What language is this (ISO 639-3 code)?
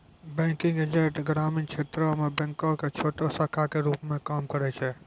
mai